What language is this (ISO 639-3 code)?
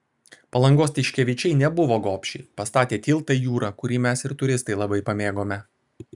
lit